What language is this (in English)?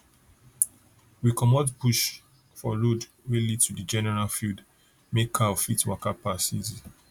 Nigerian Pidgin